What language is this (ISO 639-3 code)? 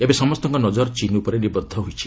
ori